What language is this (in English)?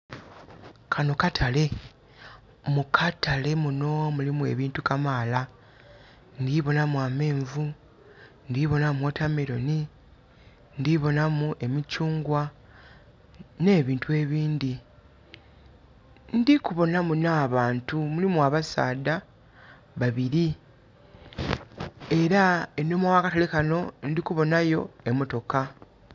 Soga